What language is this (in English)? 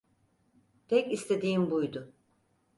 Turkish